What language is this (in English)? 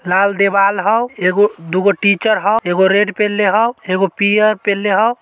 Magahi